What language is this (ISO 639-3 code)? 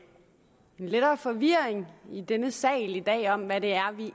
dan